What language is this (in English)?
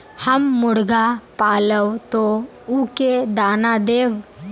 Magahi